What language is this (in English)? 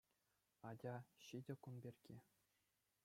Chuvash